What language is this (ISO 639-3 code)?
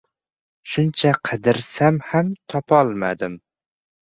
uzb